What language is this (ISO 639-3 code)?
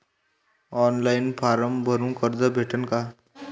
mar